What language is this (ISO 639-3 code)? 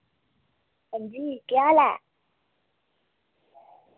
doi